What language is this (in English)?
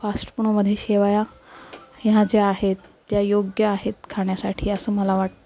Marathi